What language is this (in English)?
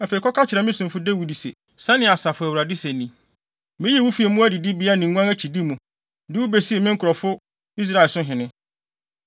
Akan